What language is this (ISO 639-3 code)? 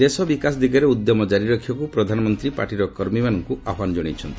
ori